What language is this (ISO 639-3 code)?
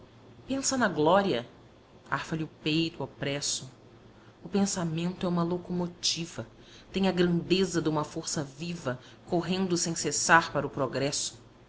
por